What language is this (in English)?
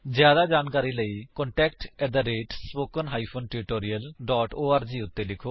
Punjabi